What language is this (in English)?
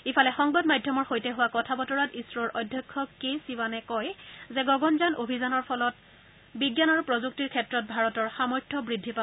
Assamese